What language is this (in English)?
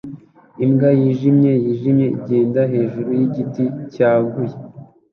Kinyarwanda